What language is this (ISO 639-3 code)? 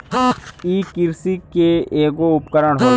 bho